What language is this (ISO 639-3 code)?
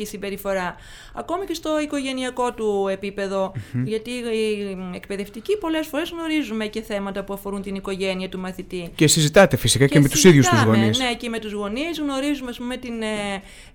ell